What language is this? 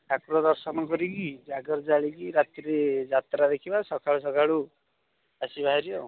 Odia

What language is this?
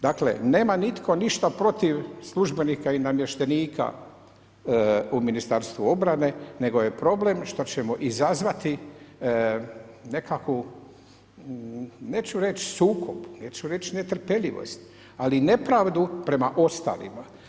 Croatian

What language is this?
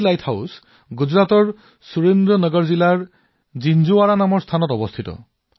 Assamese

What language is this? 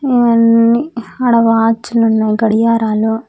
Telugu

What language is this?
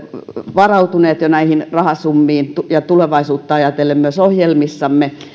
Finnish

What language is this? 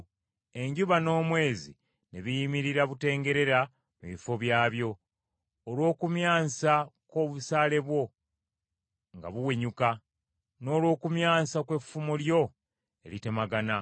Ganda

